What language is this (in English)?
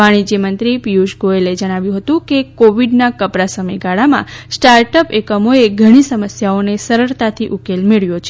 Gujarati